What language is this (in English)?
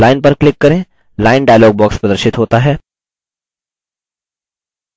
Hindi